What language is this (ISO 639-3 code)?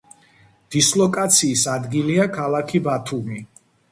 kat